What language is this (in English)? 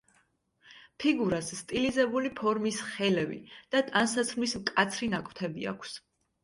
Georgian